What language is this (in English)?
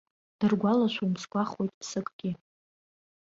Abkhazian